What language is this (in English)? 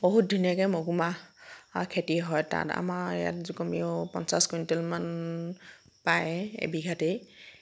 Assamese